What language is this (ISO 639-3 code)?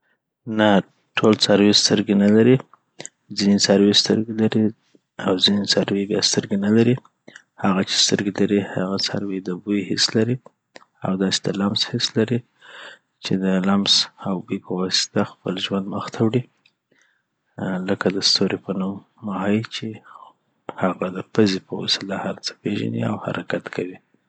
pbt